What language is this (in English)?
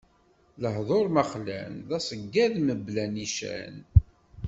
Kabyle